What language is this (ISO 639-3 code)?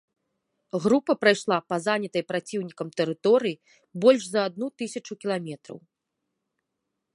bel